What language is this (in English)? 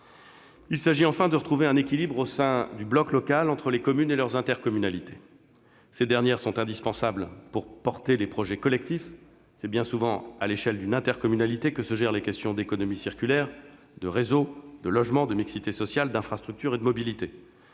French